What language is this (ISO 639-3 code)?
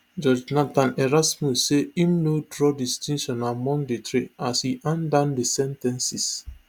pcm